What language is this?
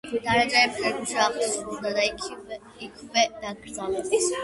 Georgian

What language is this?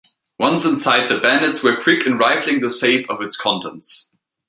English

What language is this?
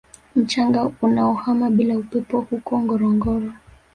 Swahili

